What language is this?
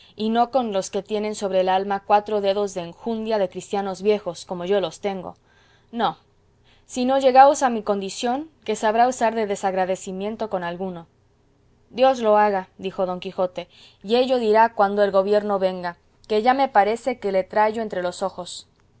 Spanish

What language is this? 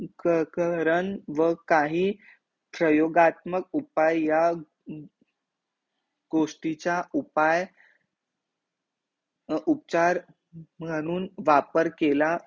Marathi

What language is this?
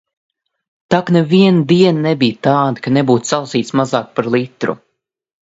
Latvian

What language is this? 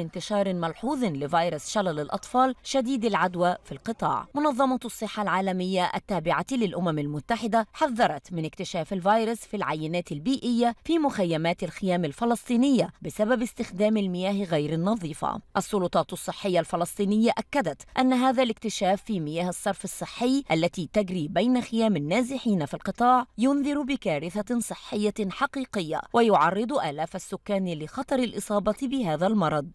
Arabic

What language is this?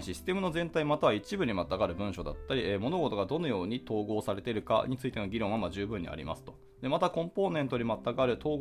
Japanese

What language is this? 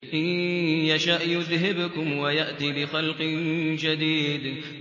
Arabic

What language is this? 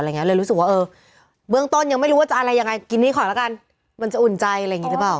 Thai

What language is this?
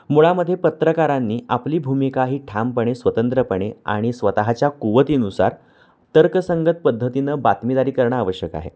Marathi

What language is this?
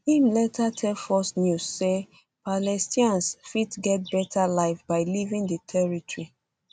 Nigerian Pidgin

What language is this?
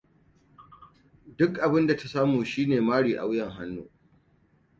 Hausa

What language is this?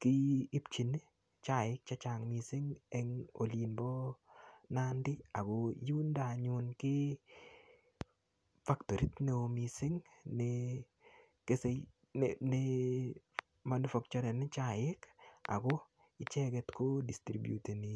Kalenjin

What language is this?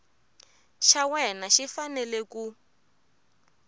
Tsonga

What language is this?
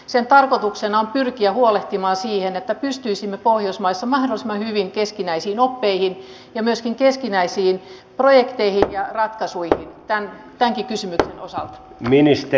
Finnish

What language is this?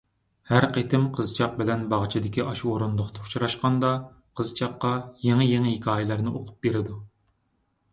Uyghur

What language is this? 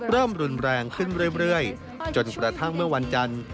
Thai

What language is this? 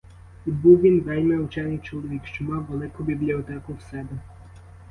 Ukrainian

